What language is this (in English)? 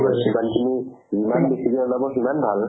Assamese